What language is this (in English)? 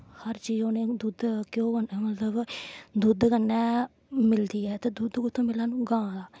Dogri